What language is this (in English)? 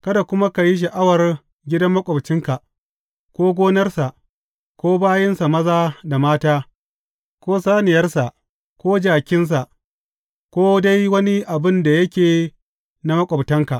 Hausa